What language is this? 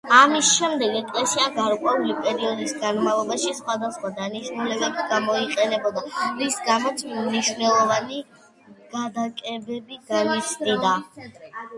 Georgian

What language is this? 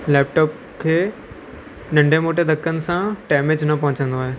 Sindhi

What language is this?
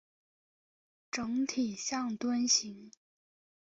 Chinese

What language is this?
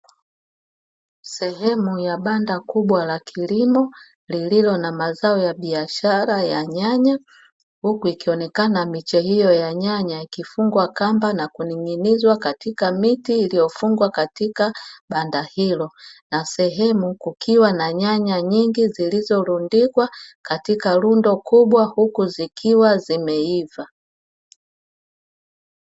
Swahili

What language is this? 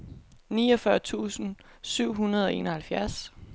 Danish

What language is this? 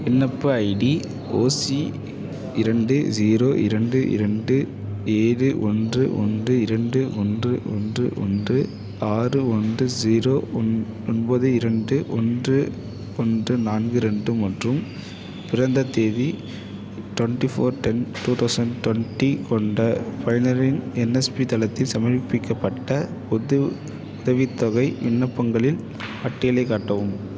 Tamil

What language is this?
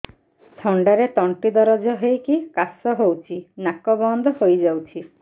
Odia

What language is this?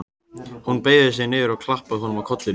Icelandic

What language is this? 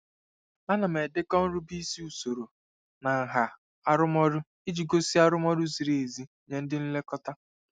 Igbo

